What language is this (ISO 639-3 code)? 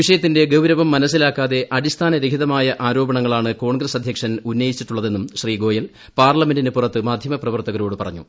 mal